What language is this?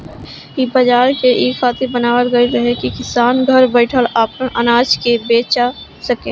Bhojpuri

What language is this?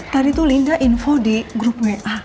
Indonesian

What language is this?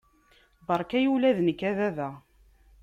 Kabyle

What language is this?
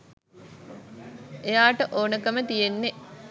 Sinhala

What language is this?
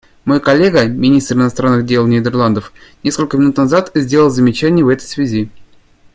Russian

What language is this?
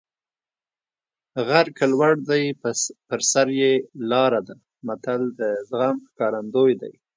Pashto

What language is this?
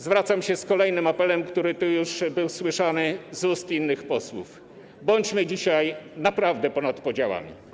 Polish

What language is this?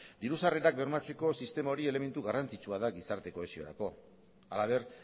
Basque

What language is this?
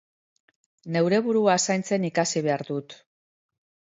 Basque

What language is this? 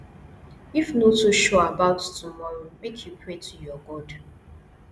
Nigerian Pidgin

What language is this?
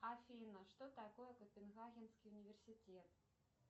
Russian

